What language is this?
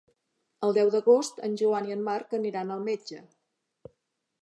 Catalan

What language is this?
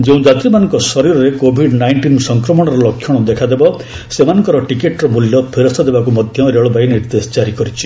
Odia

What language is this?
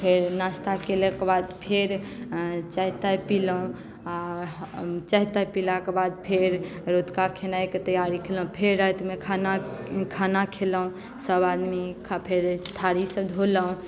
Maithili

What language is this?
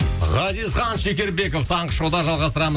Kazakh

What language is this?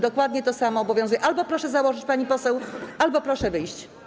Polish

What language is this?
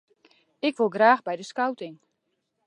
Western Frisian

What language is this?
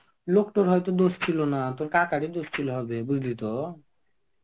Bangla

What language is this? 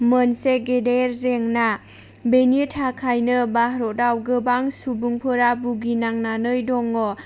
Bodo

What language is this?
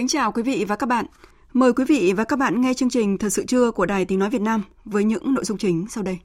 Vietnamese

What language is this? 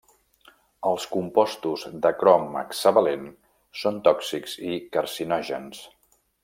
Catalan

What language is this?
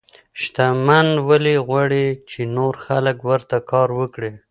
Pashto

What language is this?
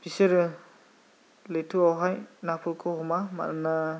Bodo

